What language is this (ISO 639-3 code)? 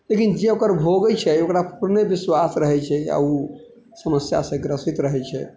mai